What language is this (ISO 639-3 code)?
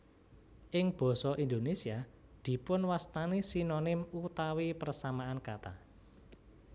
jav